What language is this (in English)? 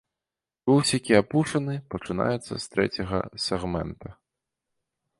Belarusian